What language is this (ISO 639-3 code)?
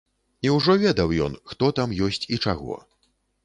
bel